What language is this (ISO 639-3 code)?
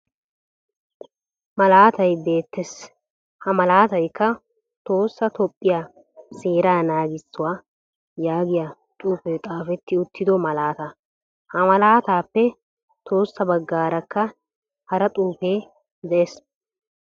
wal